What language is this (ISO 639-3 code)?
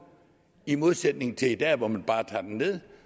dan